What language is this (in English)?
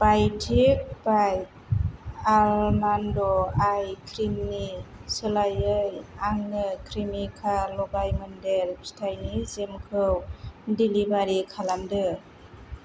Bodo